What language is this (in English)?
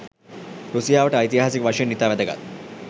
Sinhala